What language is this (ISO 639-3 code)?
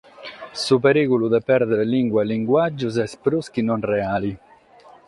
srd